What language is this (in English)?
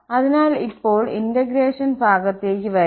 Malayalam